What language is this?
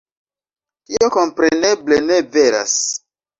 Esperanto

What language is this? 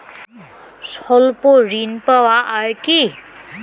Bangla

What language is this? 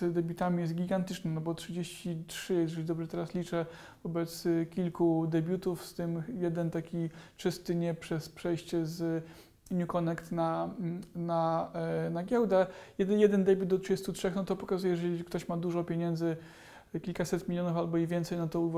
Polish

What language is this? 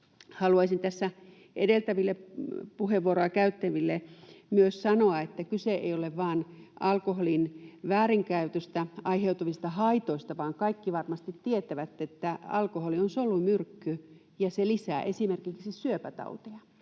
Finnish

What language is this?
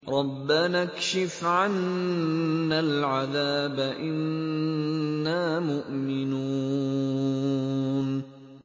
Arabic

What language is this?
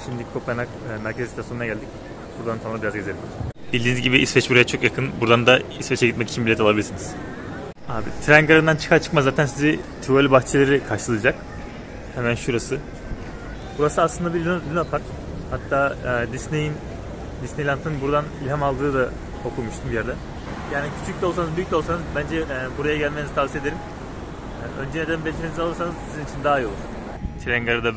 Turkish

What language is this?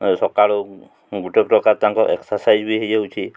Odia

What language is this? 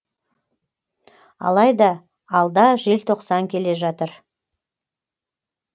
Kazakh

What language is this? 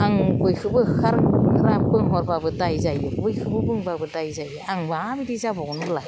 Bodo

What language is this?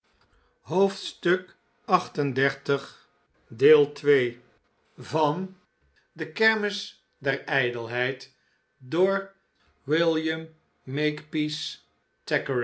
Dutch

